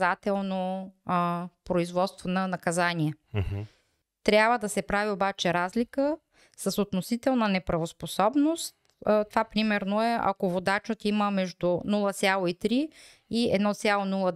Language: Bulgarian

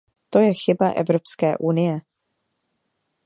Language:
Czech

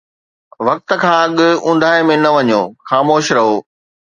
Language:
Sindhi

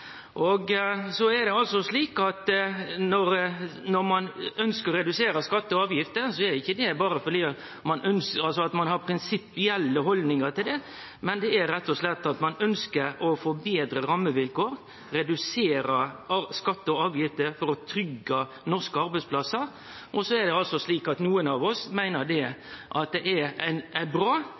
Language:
Norwegian Nynorsk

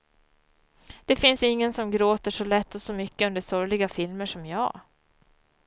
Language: Swedish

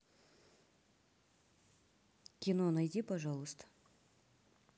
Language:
Russian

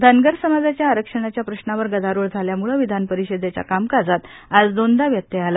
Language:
Marathi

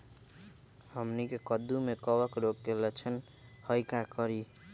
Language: Magahi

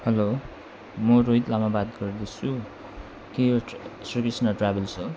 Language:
Nepali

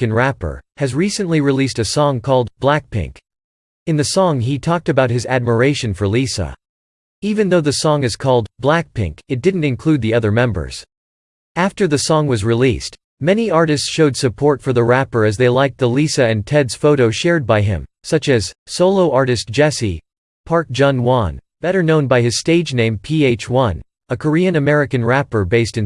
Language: English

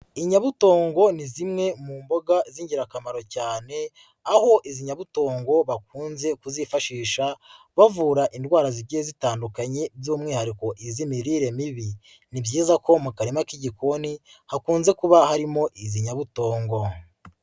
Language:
Kinyarwanda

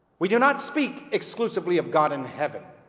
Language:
English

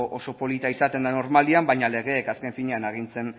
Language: Basque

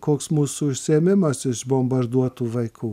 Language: Lithuanian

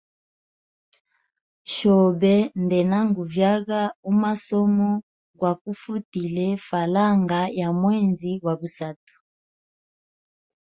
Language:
Hemba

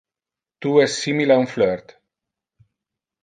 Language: Interlingua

